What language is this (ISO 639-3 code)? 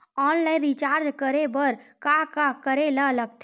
hne